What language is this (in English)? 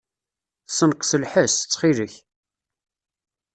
Kabyle